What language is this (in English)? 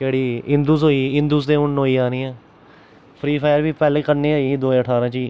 Dogri